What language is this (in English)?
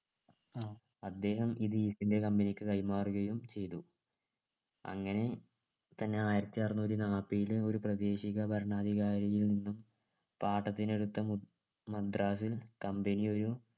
Malayalam